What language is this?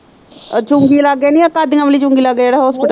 Punjabi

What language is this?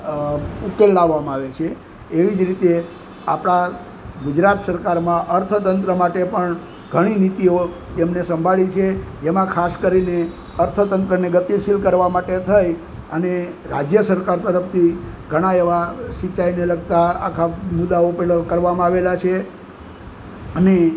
Gujarati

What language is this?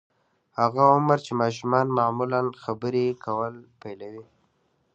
Pashto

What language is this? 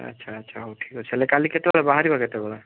Odia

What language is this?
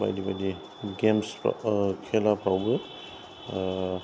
Bodo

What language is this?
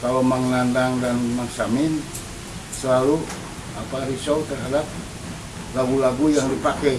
Indonesian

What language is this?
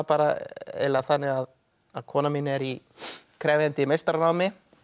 Icelandic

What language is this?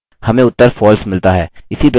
Hindi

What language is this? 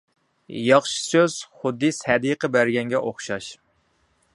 Uyghur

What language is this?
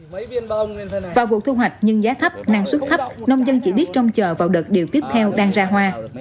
Vietnamese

